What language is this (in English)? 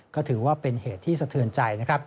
Thai